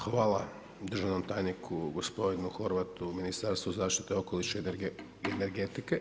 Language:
Croatian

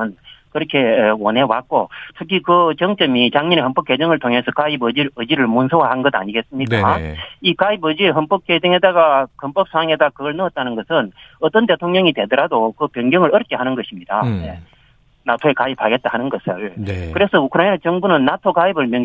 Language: Korean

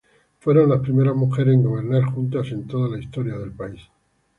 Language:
Spanish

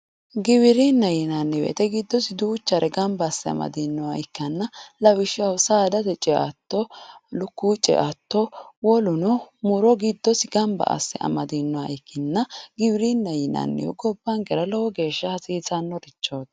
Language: Sidamo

